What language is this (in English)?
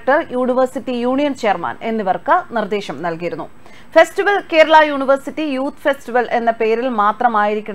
Malayalam